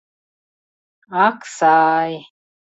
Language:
Mari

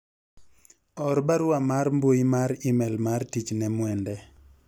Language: Luo (Kenya and Tanzania)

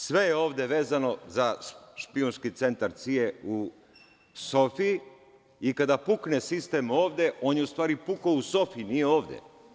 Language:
Serbian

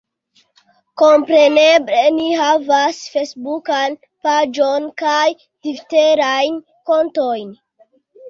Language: Esperanto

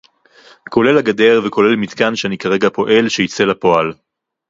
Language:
Hebrew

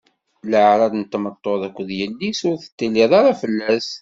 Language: Kabyle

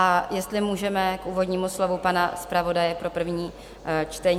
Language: Czech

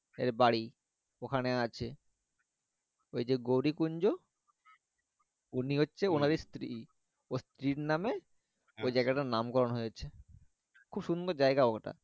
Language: Bangla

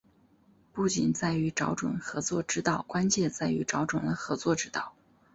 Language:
Chinese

